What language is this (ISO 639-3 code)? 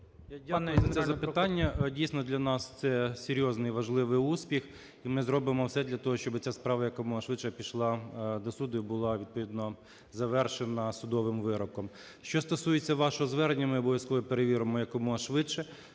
ukr